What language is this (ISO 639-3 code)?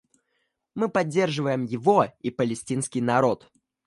rus